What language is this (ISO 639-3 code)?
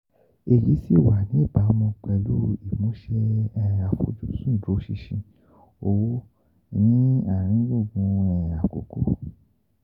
yor